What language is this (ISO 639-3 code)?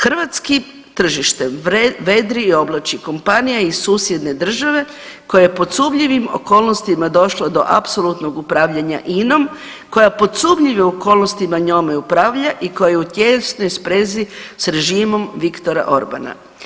hrv